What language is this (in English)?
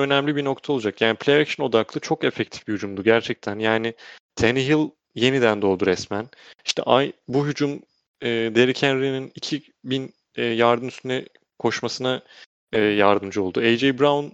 Turkish